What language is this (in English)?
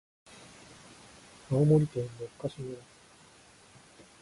Japanese